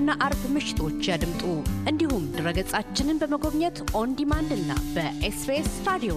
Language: Amharic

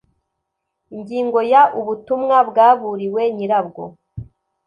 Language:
Kinyarwanda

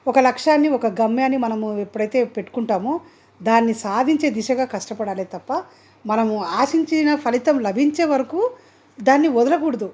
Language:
Telugu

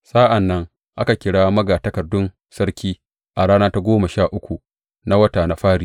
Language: Hausa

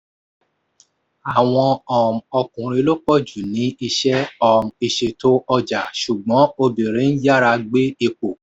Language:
Yoruba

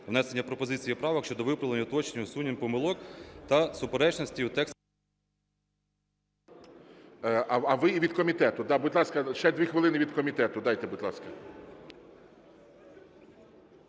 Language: Ukrainian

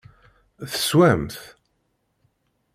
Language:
Kabyle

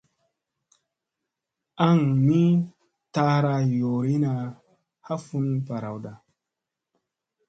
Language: Musey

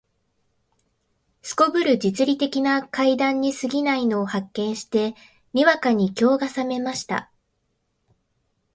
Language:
Japanese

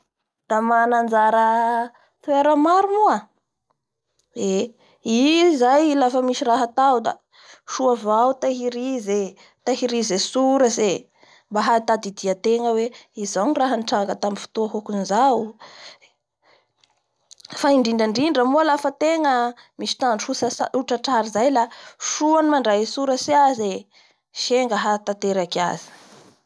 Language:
Bara Malagasy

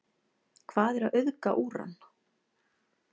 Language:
Icelandic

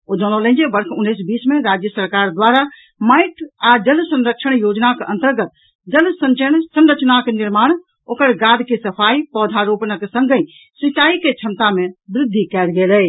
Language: Maithili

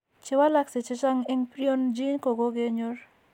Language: Kalenjin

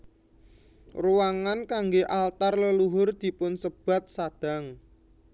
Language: Javanese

